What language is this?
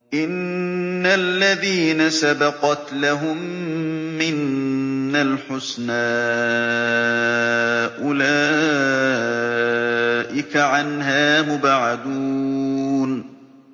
Arabic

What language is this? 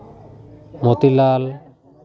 Santali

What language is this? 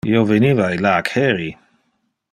Interlingua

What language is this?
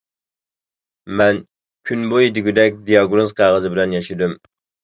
Uyghur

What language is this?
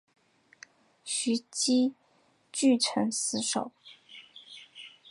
Chinese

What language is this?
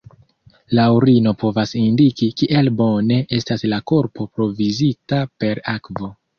Esperanto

